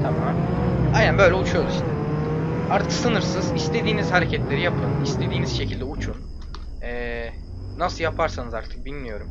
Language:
Turkish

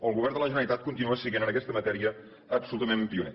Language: Catalan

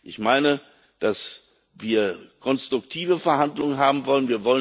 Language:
German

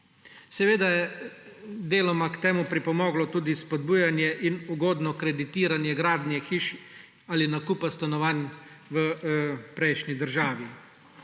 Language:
Slovenian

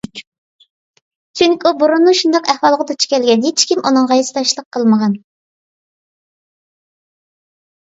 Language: Uyghur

